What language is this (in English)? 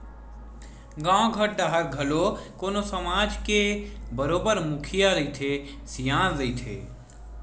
Chhattisgarhi